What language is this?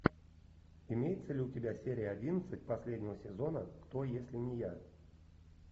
Russian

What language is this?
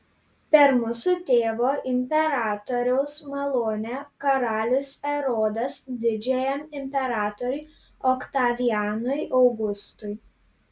Lithuanian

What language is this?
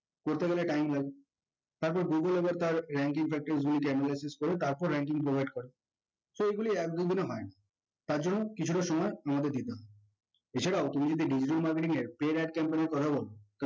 Bangla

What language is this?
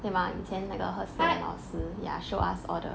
English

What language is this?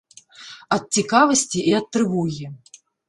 Belarusian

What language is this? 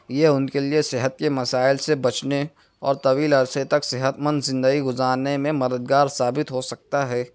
Urdu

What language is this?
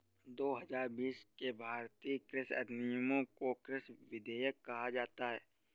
Hindi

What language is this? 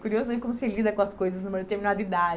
Portuguese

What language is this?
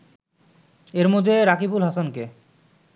Bangla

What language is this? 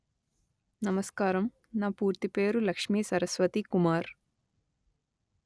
Telugu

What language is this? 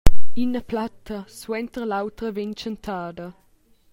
Romansh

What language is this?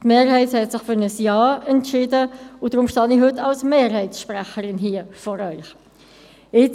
Swiss German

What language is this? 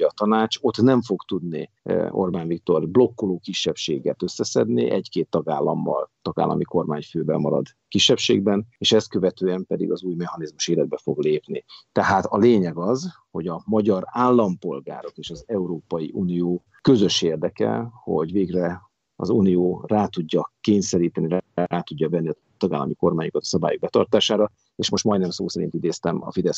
Hungarian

